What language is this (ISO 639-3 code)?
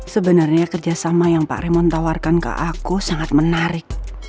ind